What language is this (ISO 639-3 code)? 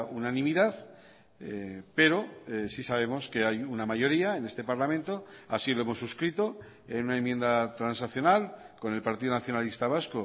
spa